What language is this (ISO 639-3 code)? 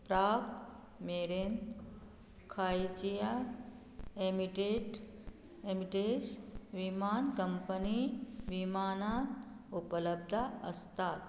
kok